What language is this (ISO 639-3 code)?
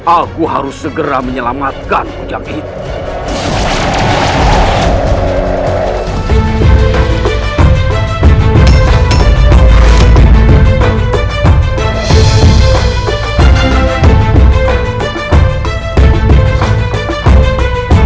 ind